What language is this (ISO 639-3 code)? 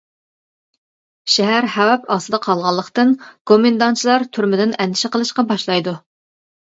uig